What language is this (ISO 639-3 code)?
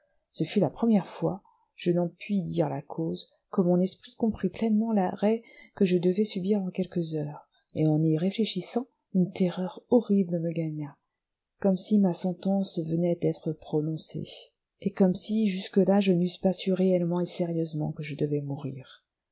fra